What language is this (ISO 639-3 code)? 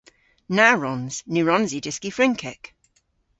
cor